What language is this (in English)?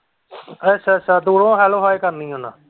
Punjabi